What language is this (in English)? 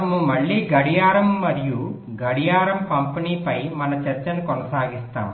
Telugu